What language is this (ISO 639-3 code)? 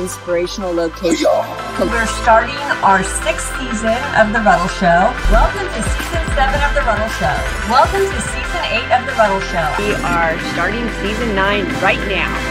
eng